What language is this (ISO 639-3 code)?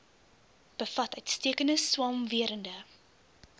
afr